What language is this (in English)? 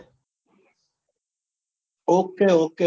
Gujarati